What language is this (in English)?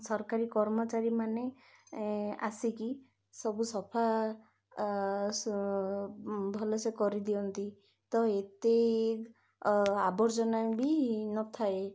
Odia